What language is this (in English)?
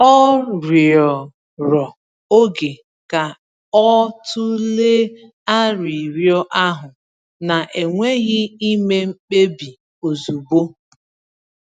Igbo